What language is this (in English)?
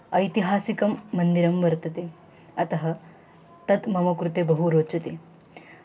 Sanskrit